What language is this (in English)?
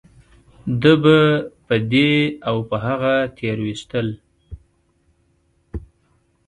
Pashto